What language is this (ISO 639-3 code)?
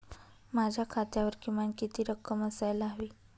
mar